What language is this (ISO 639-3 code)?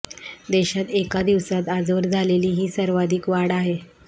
mar